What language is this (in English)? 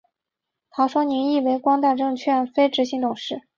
Chinese